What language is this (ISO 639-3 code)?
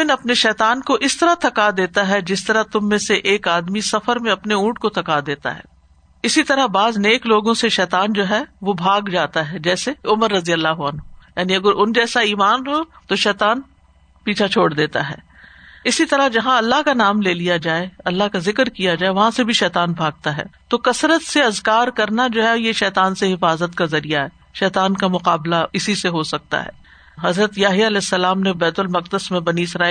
urd